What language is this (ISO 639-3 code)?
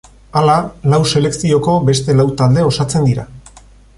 eus